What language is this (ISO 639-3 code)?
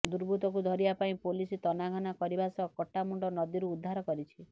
ori